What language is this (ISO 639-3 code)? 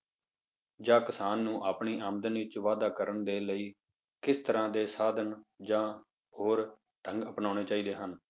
pan